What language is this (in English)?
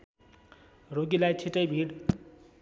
Nepali